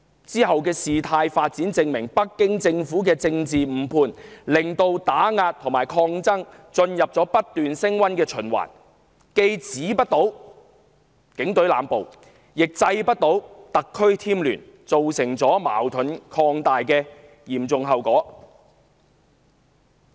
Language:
Cantonese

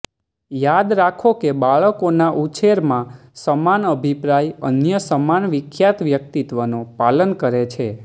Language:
Gujarati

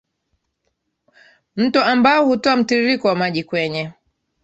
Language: Swahili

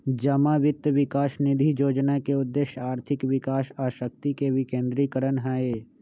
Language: Magahi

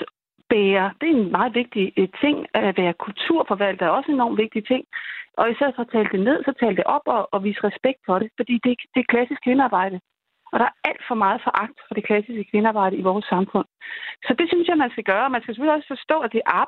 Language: Danish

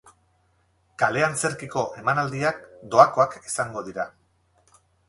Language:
Basque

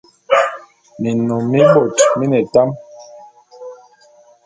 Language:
Bulu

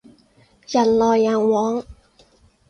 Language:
Cantonese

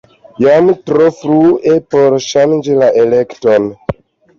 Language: Esperanto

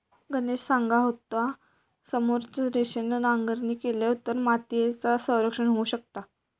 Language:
Marathi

